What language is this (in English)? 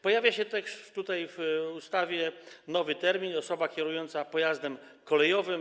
Polish